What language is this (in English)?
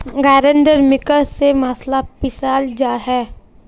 Magahi